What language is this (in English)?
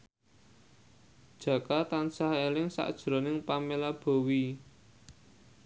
Javanese